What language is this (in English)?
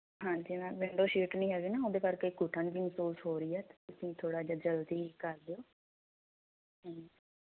Punjabi